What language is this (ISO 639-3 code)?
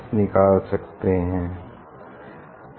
hin